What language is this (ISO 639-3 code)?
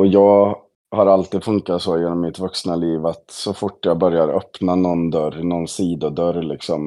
swe